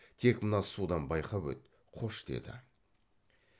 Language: Kazakh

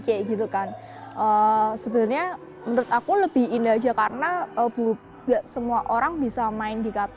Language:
Indonesian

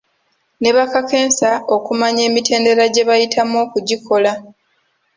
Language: Ganda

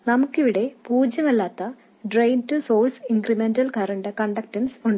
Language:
Malayalam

